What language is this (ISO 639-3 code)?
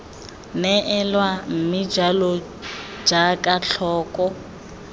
tsn